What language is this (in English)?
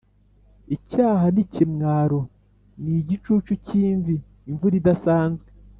Kinyarwanda